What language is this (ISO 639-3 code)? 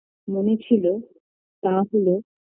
ben